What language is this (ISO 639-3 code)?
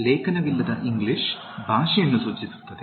kan